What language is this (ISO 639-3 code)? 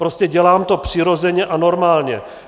ces